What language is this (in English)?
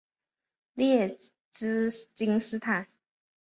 Chinese